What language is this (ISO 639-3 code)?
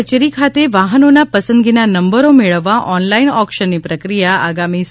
guj